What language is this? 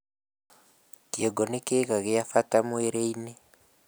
Kikuyu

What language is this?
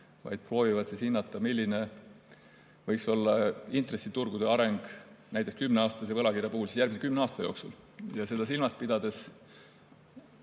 Estonian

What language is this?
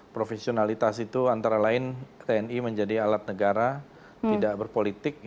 Indonesian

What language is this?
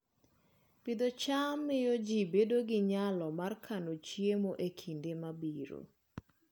Luo (Kenya and Tanzania)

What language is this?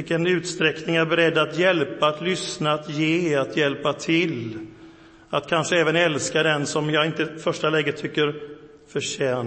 Swedish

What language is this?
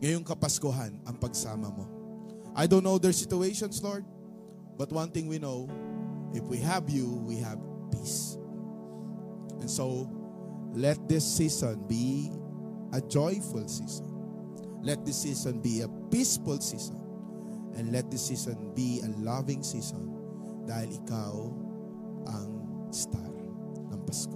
Filipino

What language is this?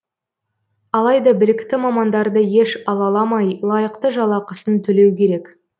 Kazakh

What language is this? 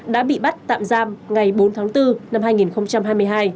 Vietnamese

